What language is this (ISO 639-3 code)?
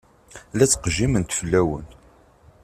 kab